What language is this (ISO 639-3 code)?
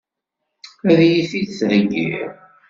kab